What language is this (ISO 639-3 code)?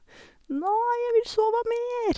nor